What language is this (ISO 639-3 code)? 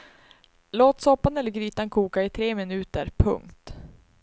swe